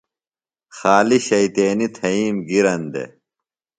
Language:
Phalura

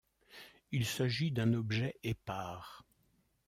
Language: French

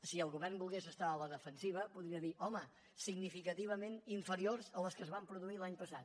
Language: Catalan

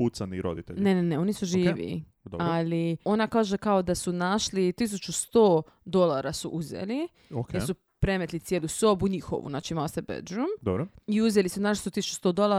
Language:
Croatian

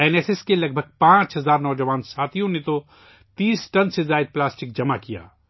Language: Urdu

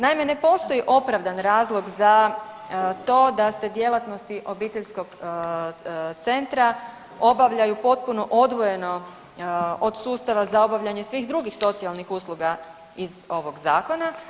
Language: Croatian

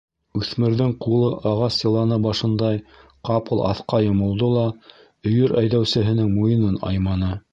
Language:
Bashkir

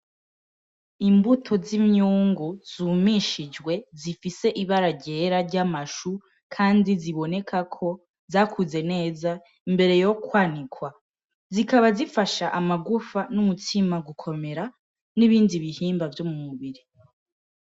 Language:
Rundi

